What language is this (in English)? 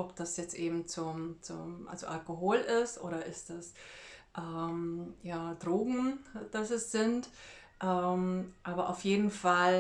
German